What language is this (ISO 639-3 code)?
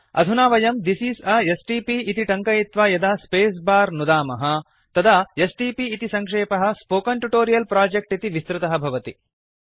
san